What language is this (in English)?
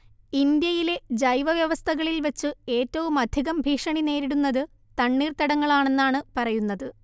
Malayalam